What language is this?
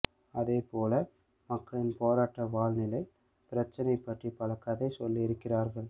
Tamil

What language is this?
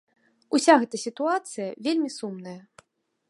Belarusian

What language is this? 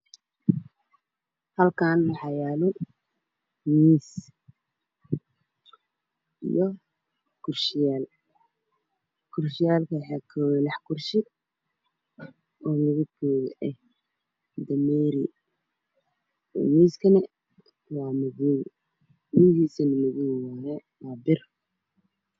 Somali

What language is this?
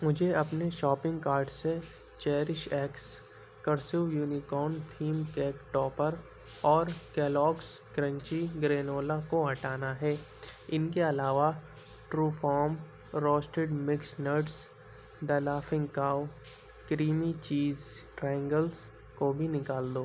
Urdu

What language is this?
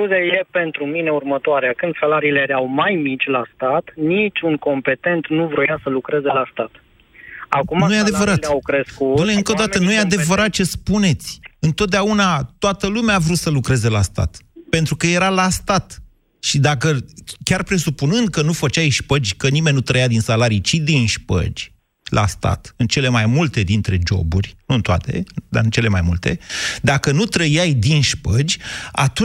Romanian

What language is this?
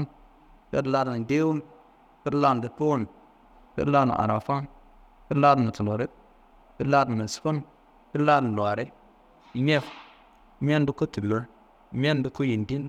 Kanembu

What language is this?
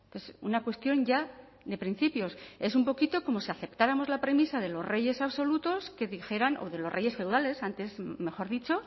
Spanish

